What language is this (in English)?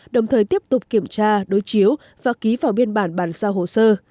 Vietnamese